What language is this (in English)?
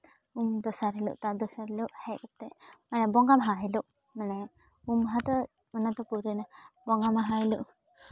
Santali